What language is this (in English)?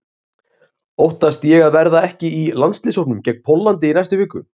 Icelandic